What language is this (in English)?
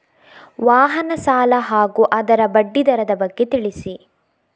Kannada